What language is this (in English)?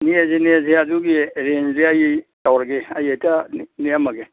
Manipuri